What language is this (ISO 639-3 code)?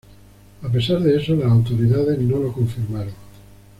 spa